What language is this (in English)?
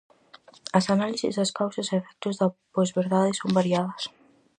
Galician